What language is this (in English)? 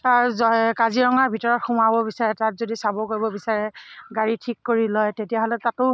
Assamese